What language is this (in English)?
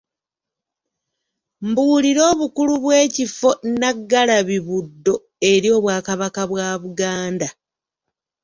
Ganda